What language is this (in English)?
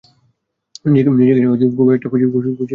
Bangla